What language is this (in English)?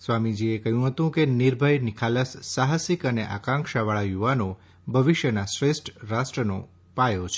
Gujarati